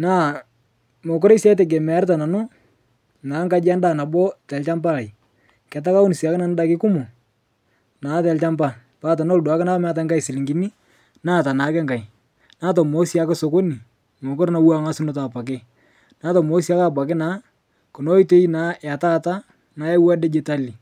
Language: Masai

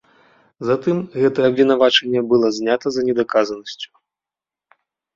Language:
Belarusian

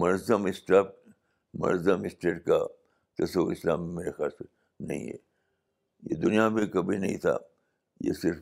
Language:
Urdu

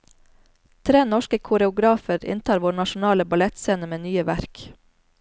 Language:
Norwegian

